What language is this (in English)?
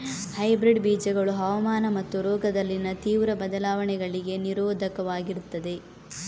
Kannada